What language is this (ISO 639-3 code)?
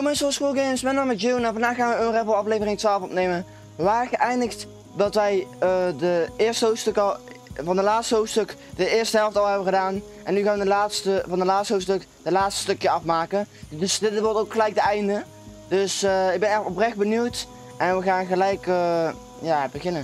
nld